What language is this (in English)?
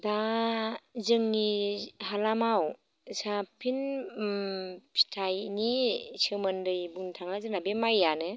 Bodo